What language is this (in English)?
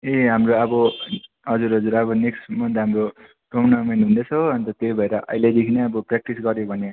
Nepali